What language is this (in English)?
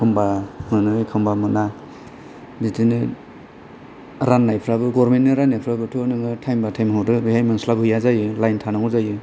Bodo